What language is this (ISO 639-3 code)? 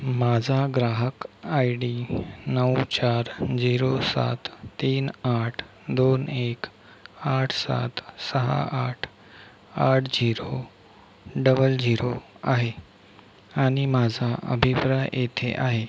mar